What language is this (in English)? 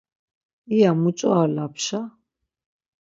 Laz